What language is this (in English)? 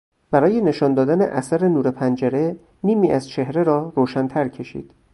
Persian